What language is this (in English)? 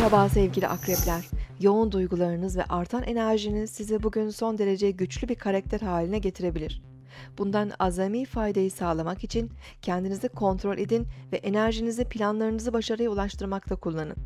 Turkish